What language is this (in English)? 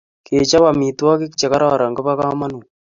Kalenjin